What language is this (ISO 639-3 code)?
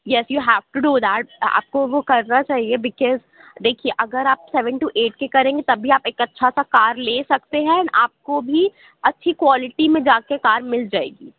urd